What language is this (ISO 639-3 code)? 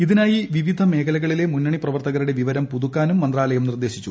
mal